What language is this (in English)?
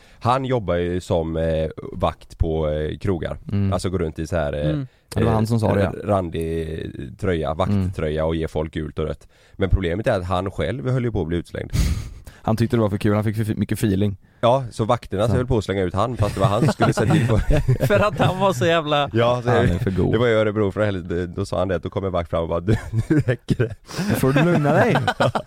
Swedish